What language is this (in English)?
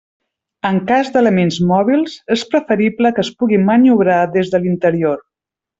Catalan